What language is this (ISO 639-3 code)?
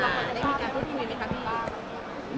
tha